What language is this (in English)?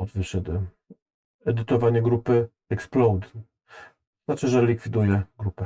Polish